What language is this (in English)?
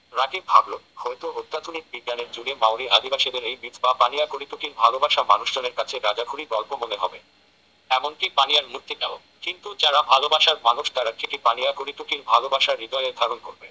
Bangla